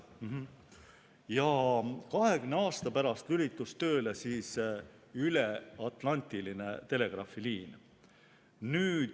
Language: Estonian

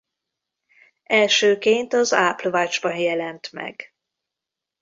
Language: Hungarian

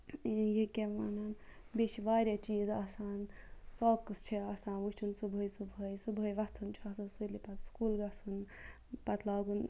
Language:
Kashmiri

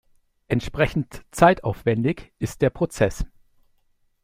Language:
German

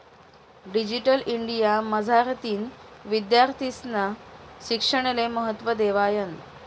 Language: Marathi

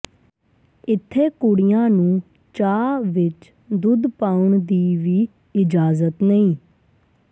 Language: Punjabi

